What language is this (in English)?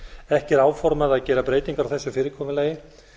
Icelandic